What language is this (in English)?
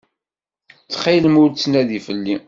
Kabyle